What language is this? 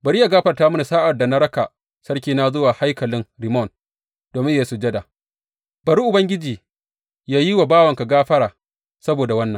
Hausa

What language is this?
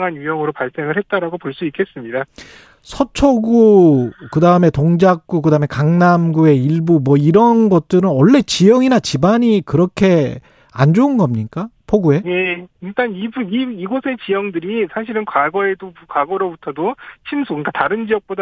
Korean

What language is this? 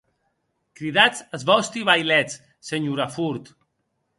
Occitan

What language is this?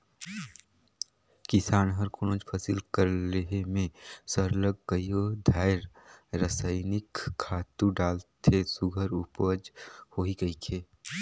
Chhattisgarhi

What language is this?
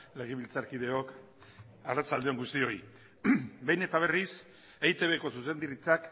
Basque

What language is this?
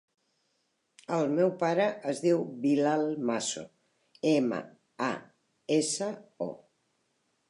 Catalan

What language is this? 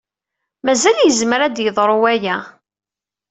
Kabyle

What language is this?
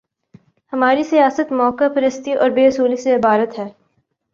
Urdu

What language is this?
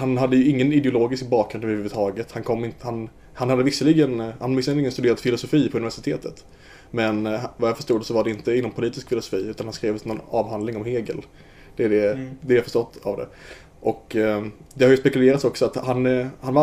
Swedish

